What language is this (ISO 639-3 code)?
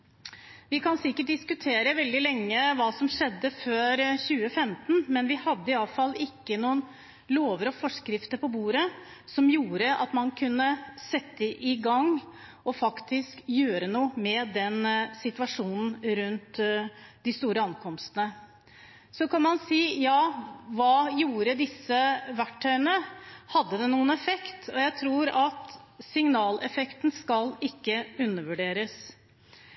nob